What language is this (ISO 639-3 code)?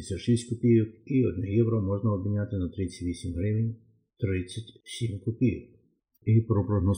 ukr